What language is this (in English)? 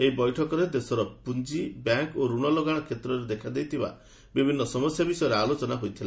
Odia